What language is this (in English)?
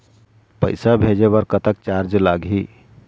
Chhattisgarhi